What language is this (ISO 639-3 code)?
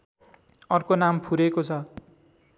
nep